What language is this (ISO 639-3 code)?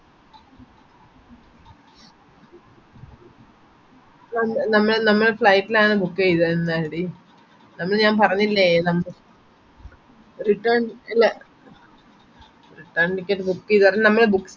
mal